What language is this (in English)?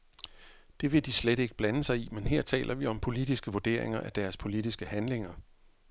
Danish